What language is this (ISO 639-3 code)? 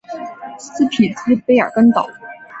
zho